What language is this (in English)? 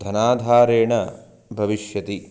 Sanskrit